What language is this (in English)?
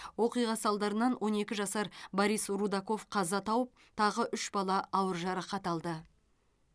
Kazakh